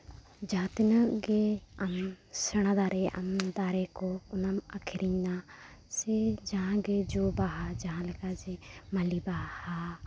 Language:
Santali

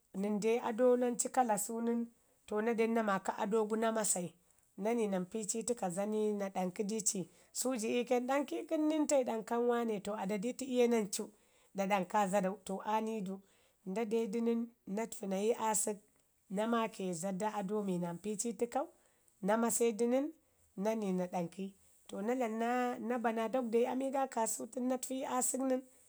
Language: Ngizim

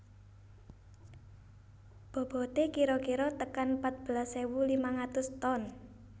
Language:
Javanese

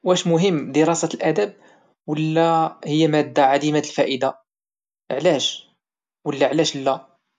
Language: Moroccan Arabic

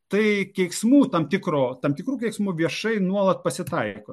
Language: Lithuanian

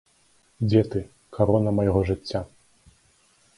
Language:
Belarusian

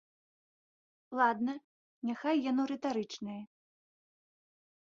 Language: Belarusian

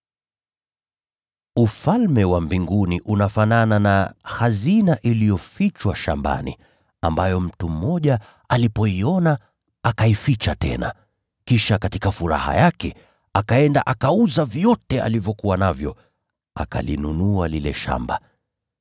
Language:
Swahili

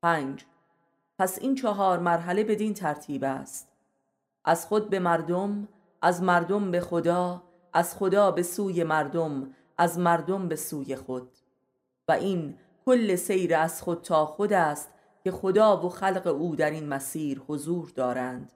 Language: Persian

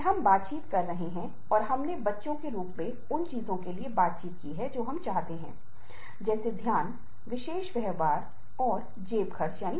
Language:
Hindi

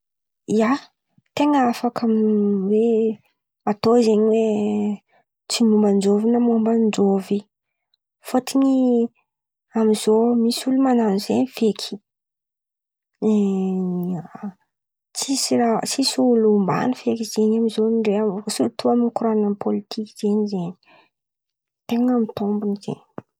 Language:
Antankarana Malagasy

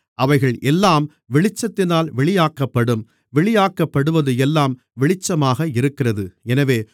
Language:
Tamil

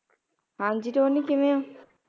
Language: Punjabi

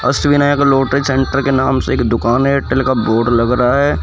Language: Hindi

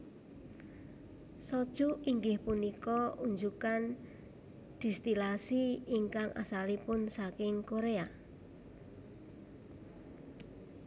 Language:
Javanese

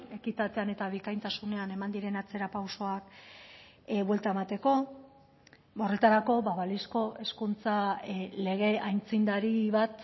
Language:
Basque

